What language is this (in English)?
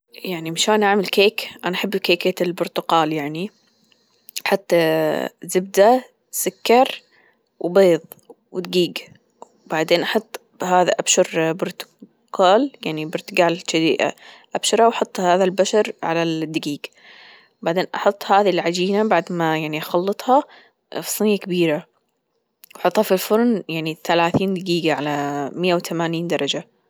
Gulf Arabic